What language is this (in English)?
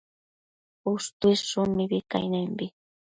Matsés